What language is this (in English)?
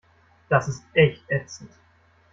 German